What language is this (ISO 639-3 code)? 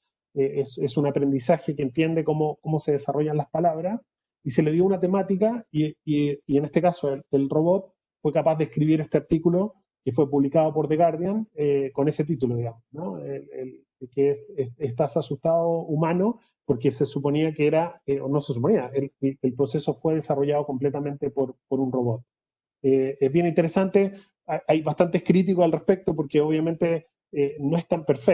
spa